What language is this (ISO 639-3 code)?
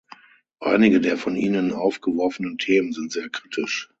deu